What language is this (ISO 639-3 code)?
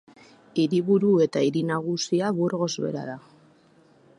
eus